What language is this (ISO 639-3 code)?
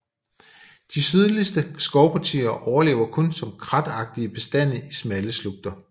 dan